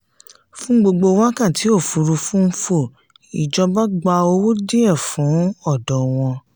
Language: Yoruba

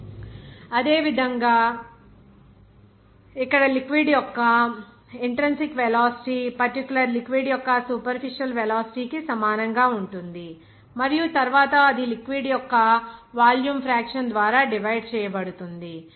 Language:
Telugu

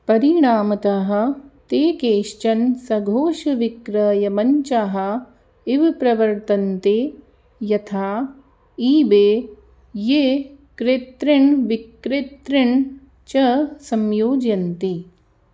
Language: Sanskrit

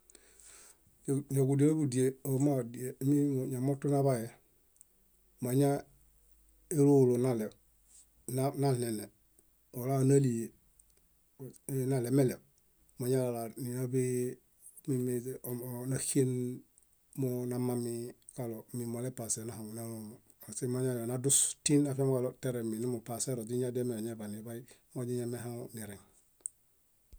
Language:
Bayot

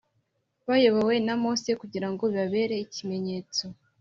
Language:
Kinyarwanda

